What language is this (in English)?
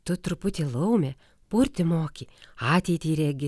Lithuanian